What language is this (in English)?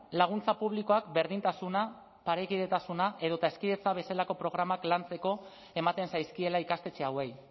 Basque